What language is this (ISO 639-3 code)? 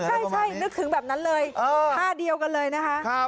tha